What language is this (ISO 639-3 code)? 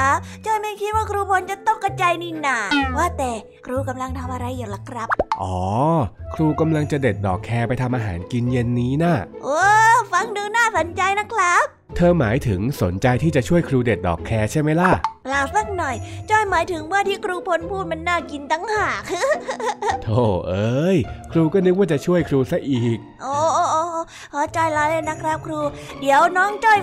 tha